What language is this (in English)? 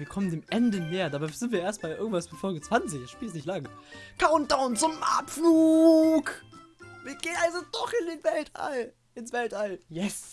German